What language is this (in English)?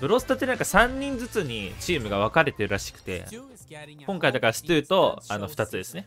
Japanese